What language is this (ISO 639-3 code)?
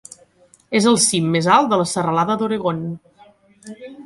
cat